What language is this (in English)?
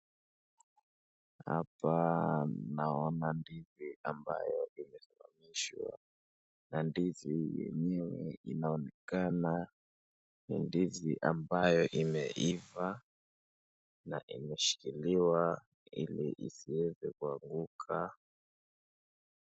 Swahili